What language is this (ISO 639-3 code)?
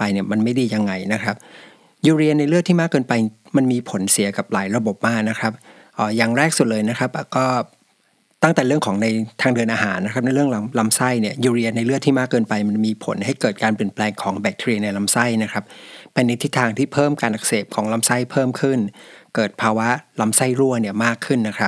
tha